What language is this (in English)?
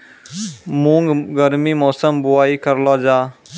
Maithili